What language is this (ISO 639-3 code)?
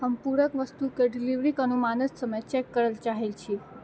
mai